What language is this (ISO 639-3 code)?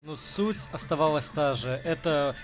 rus